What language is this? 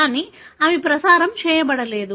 Telugu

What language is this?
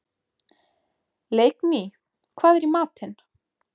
Icelandic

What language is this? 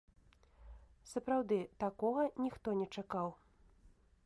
Belarusian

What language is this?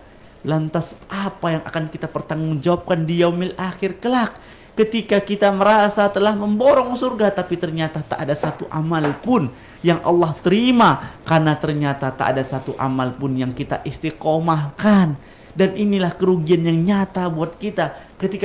Indonesian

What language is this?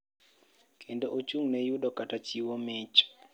Luo (Kenya and Tanzania)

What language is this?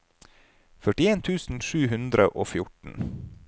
Norwegian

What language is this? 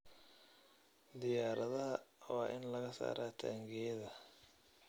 Somali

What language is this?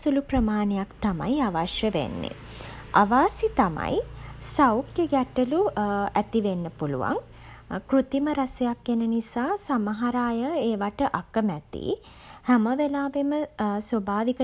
Sinhala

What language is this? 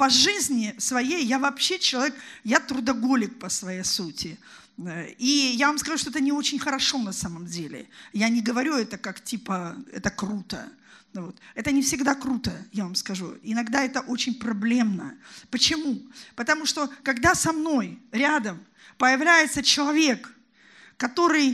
Russian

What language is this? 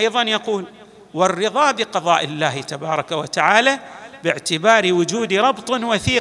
Arabic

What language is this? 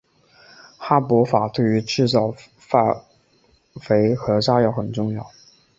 Chinese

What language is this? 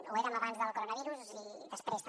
Catalan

